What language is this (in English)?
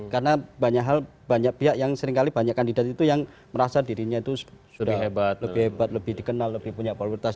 Indonesian